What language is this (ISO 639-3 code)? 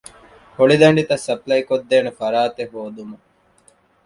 div